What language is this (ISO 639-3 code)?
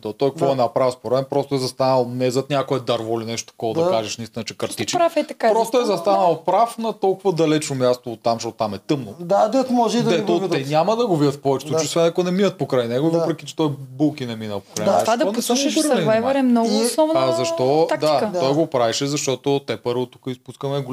bul